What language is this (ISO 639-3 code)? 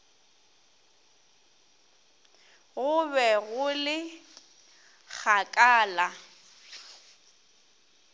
nso